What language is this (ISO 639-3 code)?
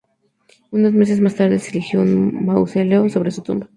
spa